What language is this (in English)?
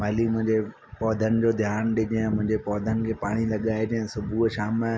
Sindhi